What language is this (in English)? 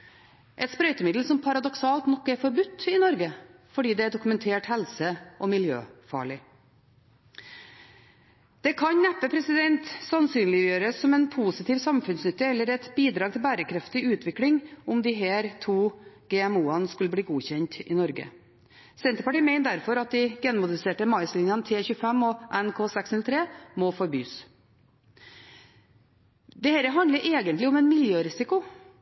Norwegian Bokmål